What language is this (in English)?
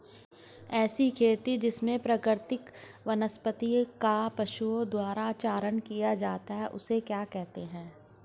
Hindi